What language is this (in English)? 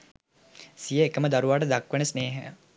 Sinhala